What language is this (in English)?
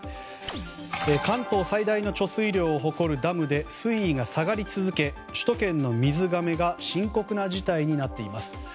Japanese